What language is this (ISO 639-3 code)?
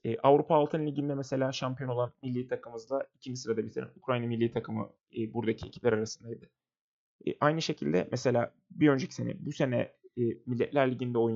tur